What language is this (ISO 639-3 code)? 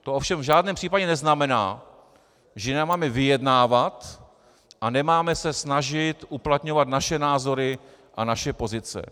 ces